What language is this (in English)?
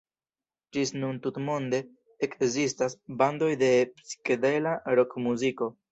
Esperanto